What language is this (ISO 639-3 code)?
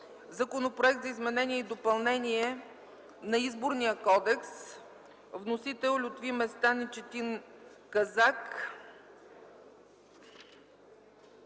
bul